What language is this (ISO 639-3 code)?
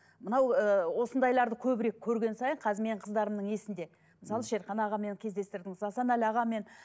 kaz